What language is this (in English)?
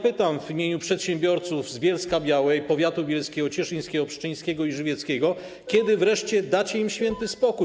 Polish